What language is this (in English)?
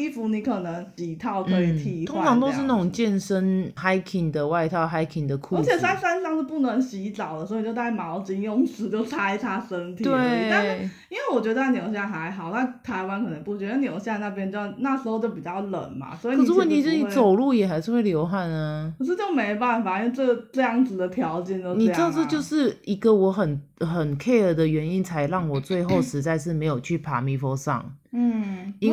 Chinese